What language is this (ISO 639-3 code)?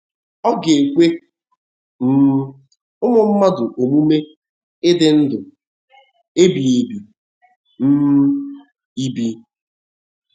ibo